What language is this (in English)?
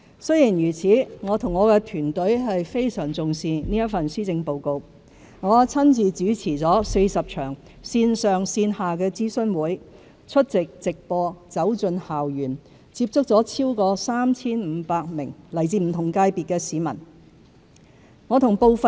Cantonese